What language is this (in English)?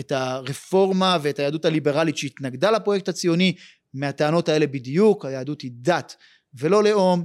Hebrew